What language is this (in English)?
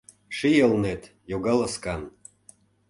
Mari